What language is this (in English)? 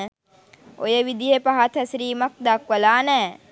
Sinhala